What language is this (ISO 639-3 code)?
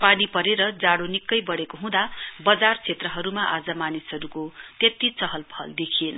nep